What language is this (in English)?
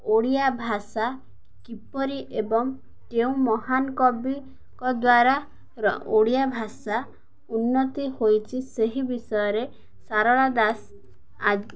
Odia